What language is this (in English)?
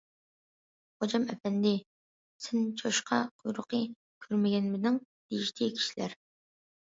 Uyghur